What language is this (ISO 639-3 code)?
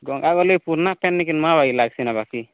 ori